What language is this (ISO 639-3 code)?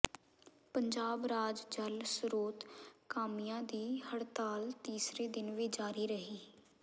pan